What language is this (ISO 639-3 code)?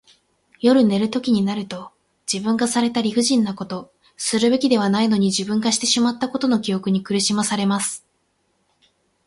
jpn